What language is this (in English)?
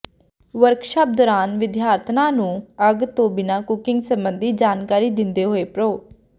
Punjabi